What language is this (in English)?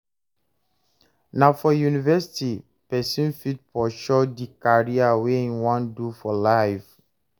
Nigerian Pidgin